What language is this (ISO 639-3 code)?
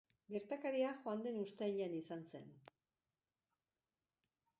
eus